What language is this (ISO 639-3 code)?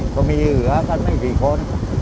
tha